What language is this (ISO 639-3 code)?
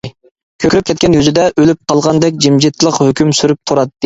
uig